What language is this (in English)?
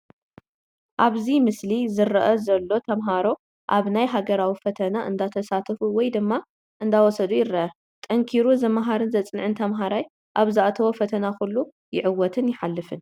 Tigrinya